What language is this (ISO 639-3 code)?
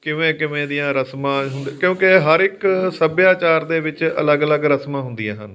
pan